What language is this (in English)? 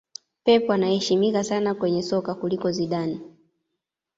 Swahili